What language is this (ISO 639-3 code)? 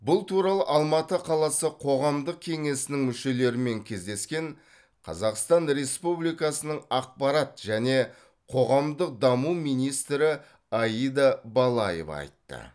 kaz